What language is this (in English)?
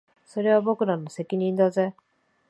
Japanese